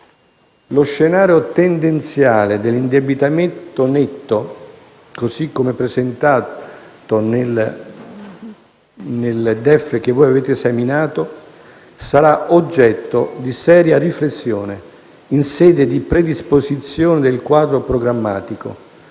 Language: Italian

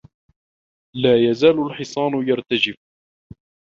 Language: Arabic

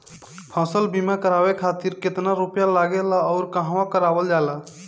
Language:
Bhojpuri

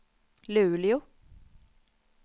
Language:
Swedish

